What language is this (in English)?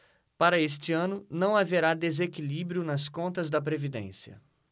Portuguese